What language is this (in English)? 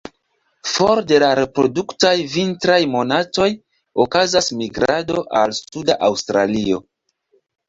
Esperanto